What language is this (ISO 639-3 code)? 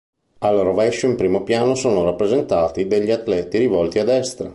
ita